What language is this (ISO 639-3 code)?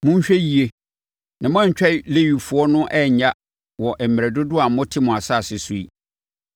aka